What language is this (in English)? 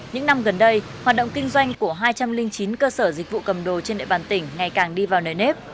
Vietnamese